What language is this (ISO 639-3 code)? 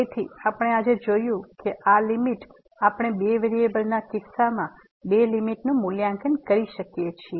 guj